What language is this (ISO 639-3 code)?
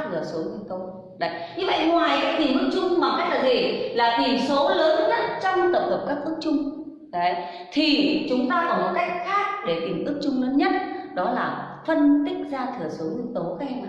vie